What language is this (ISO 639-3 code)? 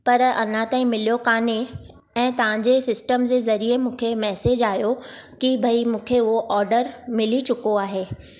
snd